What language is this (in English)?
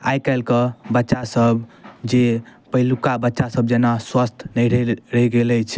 Maithili